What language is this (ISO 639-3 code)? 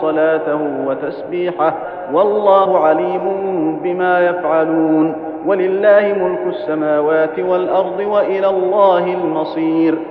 ara